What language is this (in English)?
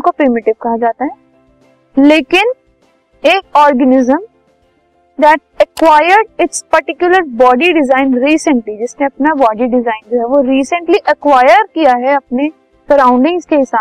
Hindi